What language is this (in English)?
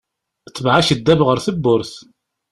Kabyle